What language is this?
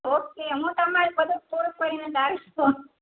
Gujarati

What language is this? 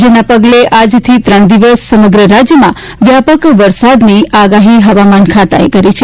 Gujarati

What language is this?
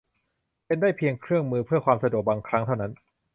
Thai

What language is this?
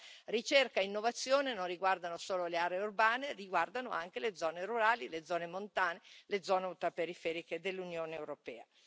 Italian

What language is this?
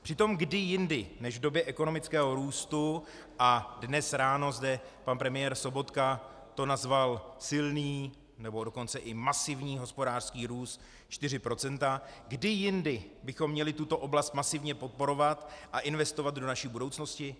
Czech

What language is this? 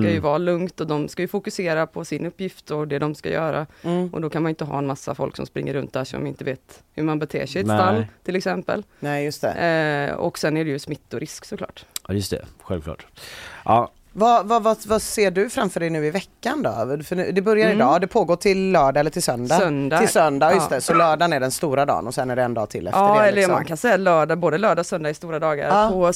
Swedish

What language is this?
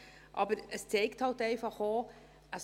Swiss German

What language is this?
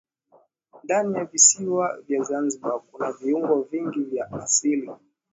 Swahili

